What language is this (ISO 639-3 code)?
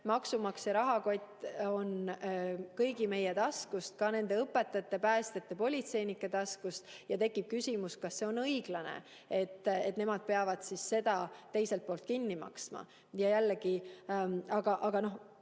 est